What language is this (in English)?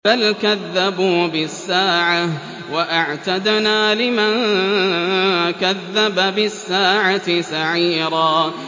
Arabic